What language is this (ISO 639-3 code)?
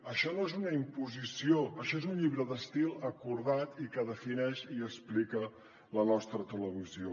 cat